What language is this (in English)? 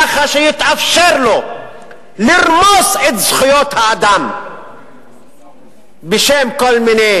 Hebrew